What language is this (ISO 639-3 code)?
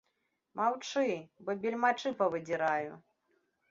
bel